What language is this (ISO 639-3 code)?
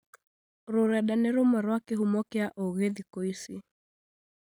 kik